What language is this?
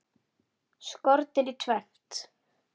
Icelandic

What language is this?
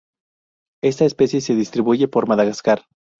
Spanish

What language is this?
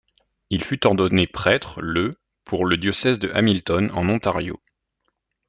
French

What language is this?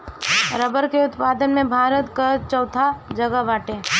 Bhojpuri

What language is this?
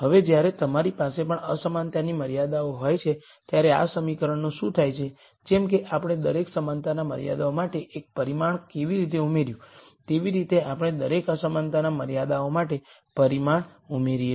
Gujarati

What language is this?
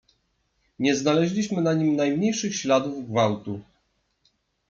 Polish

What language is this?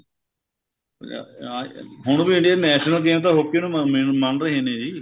Punjabi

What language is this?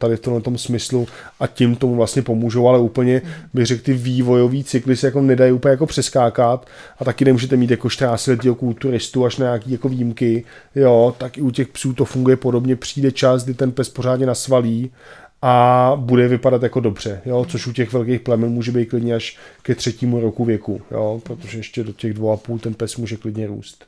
Czech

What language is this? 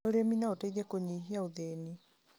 Kikuyu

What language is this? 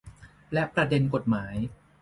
Thai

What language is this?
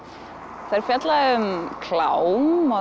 Icelandic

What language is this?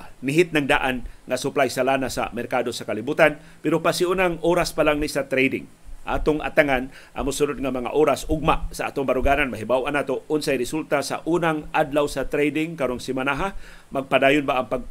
Filipino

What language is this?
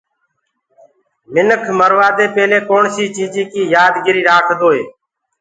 Gurgula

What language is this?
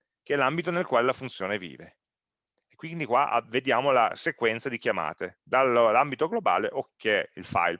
Italian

